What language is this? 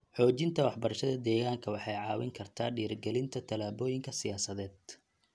Somali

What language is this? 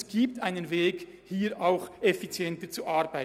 Swiss German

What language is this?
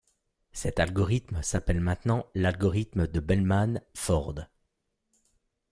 French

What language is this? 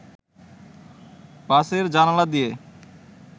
Bangla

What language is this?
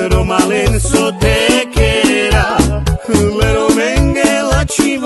Korean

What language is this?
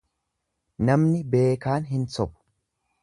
Oromo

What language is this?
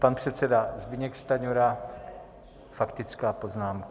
Czech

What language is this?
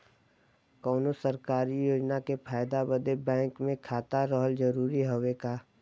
Bhojpuri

